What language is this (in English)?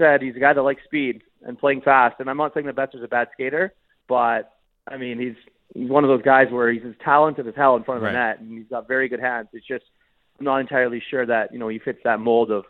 English